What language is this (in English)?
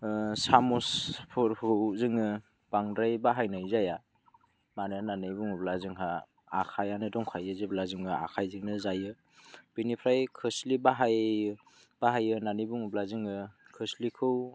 Bodo